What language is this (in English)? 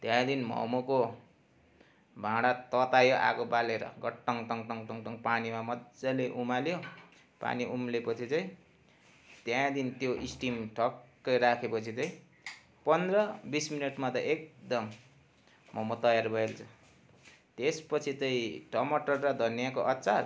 Nepali